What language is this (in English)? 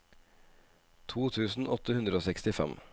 Norwegian